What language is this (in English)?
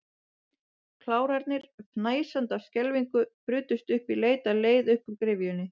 Icelandic